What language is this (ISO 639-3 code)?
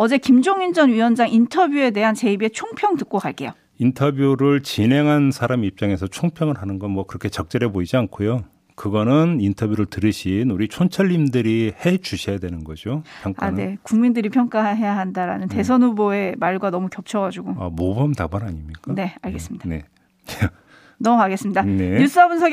kor